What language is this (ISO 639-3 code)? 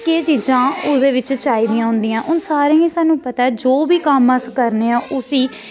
doi